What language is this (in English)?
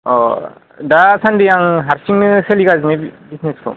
Bodo